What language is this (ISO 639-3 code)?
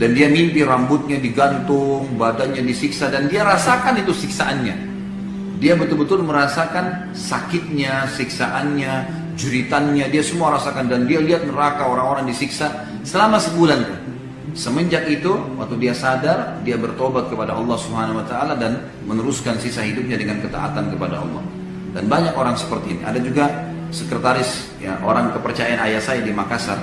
ind